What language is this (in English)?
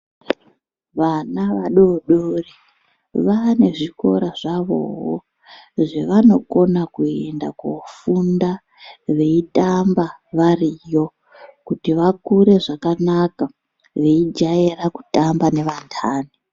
Ndau